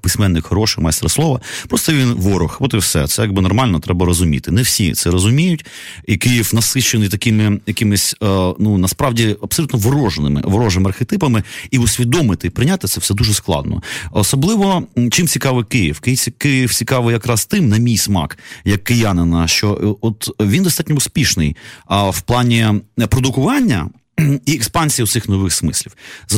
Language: Ukrainian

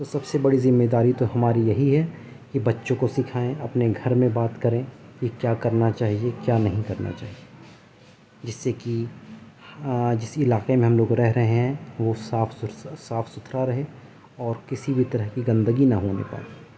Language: Urdu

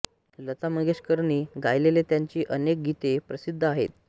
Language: Marathi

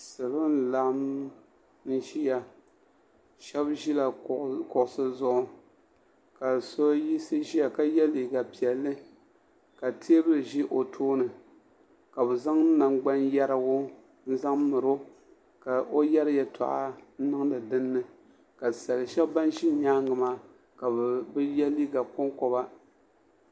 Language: Dagbani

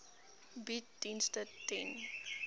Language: Afrikaans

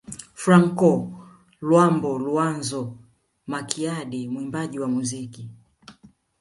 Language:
Swahili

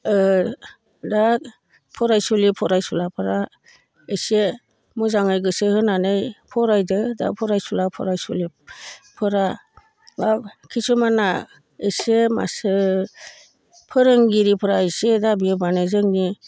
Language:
Bodo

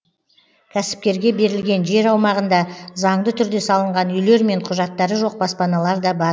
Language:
Kazakh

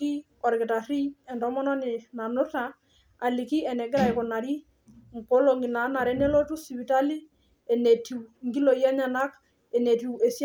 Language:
Masai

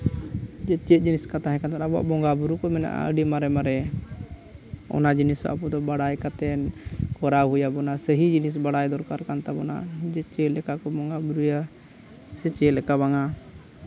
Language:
Santali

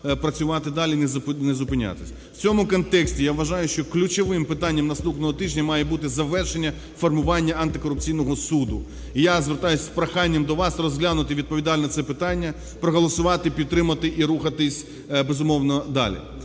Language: Ukrainian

